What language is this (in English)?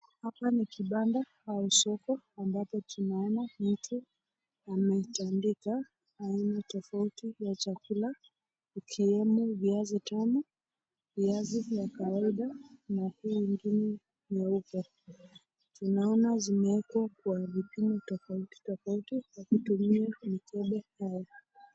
Swahili